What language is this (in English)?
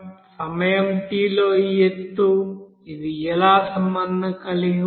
Telugu